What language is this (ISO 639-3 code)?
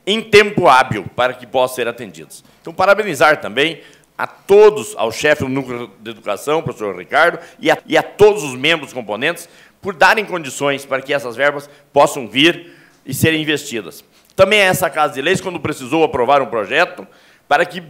por